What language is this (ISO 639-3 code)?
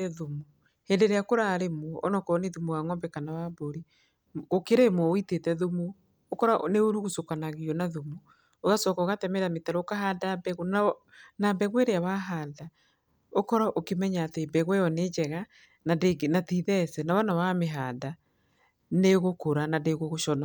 kik